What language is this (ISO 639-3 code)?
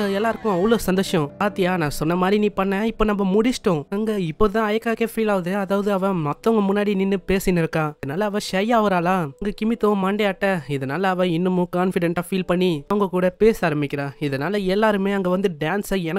tam